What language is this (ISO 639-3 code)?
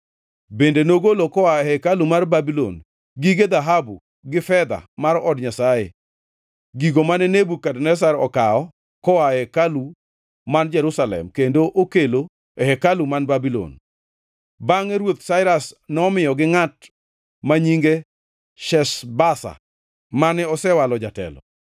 luo